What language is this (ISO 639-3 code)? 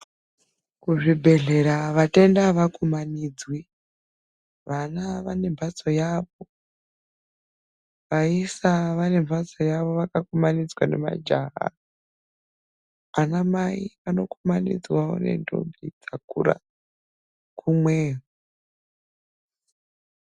ndc